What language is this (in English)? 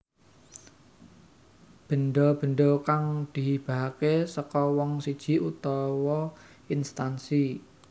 Javanese